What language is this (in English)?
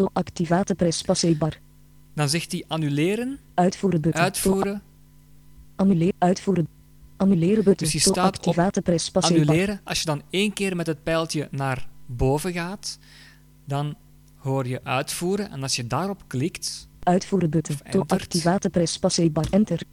Dutch